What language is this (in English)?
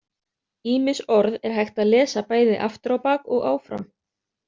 Icelandic